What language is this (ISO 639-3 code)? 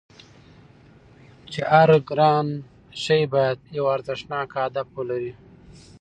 pus